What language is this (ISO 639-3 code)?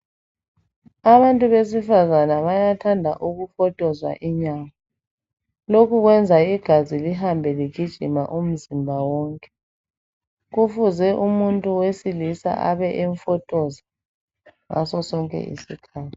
nde